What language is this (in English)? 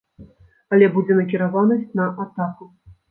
Belarusian